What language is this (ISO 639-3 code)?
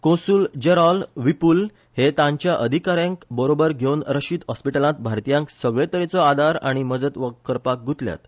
kok